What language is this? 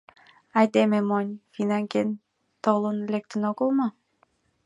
Mari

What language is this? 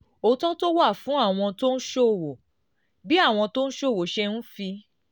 Yoruba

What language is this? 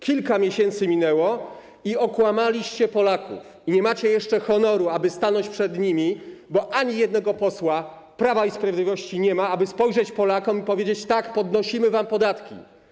Polish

